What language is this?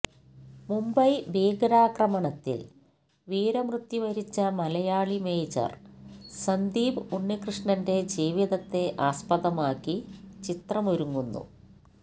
Malayalam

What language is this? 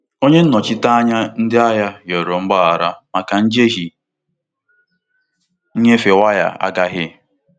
Igbo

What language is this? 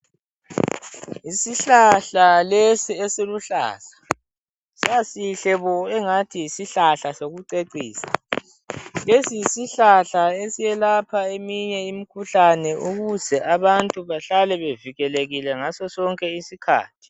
North Ndebele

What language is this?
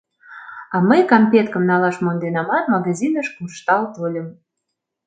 Mari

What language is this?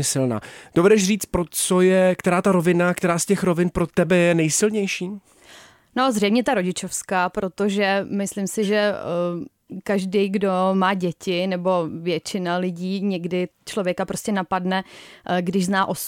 Czech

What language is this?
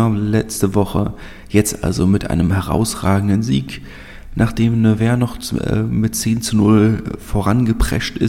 German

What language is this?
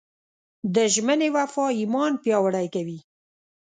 Pashto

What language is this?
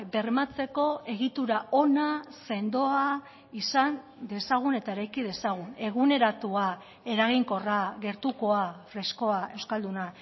Basque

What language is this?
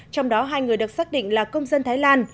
Vietnamese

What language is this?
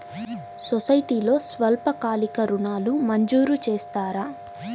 Telugu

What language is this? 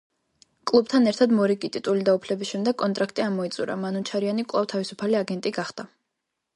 Georgian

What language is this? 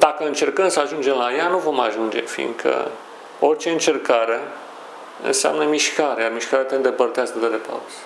Romanian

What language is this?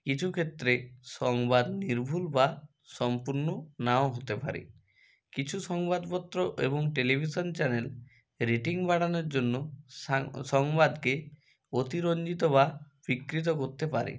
Bangla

